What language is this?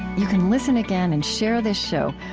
English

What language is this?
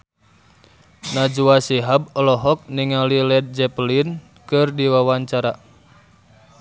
Sundanese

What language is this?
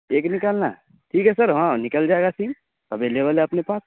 Urdu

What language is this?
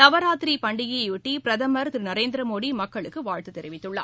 Tamil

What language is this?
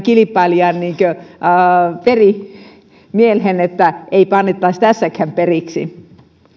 Finnish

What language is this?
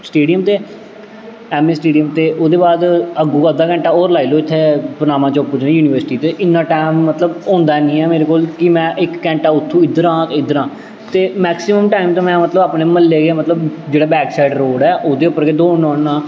Dogri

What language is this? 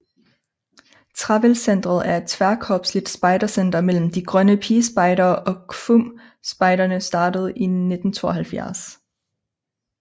Danish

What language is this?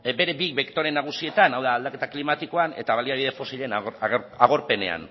Basque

